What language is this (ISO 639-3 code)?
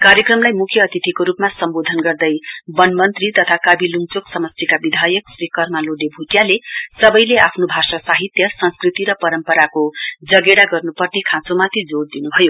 nep